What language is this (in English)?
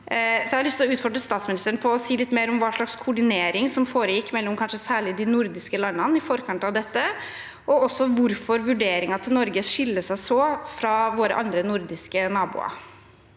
Norwegian